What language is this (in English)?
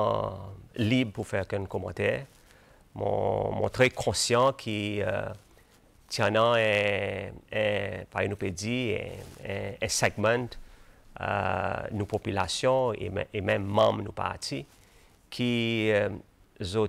French